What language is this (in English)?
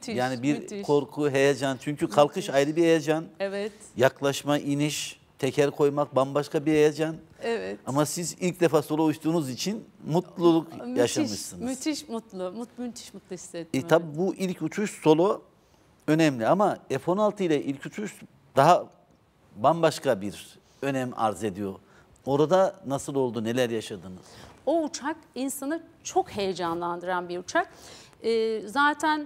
Turkish